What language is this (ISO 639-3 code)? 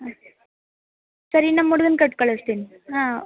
kan